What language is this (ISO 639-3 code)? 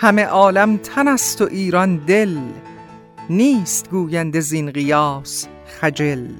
fas